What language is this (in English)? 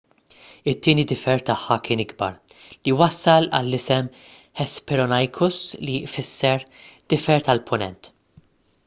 Maltese